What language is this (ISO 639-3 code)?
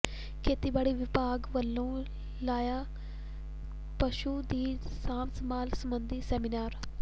pan